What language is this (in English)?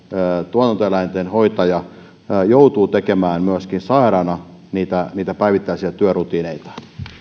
Finnish